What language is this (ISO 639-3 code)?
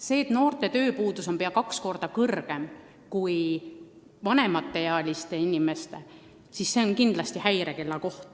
est